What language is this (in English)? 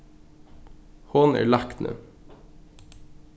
Faroese